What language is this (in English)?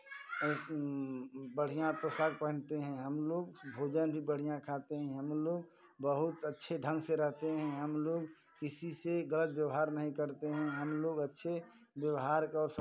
Hindi